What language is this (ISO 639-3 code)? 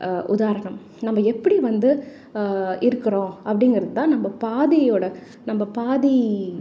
tam